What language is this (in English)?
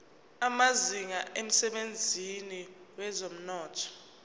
Zulu